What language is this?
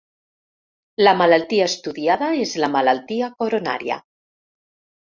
Catalan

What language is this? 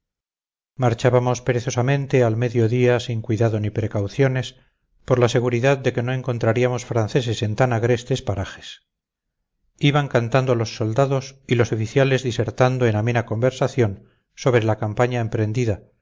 Spanish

